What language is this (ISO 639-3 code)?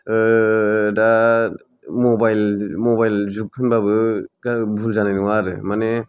brx